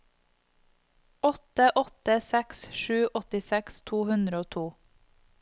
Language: Norwegian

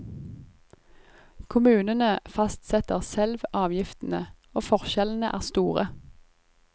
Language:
Norwegian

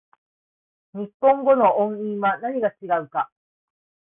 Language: Japanese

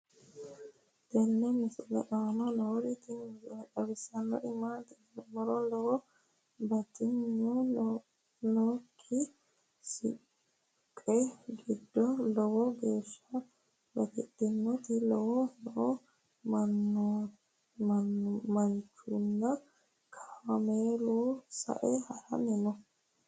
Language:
Sidamo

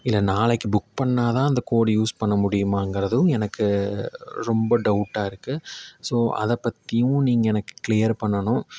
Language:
Tamil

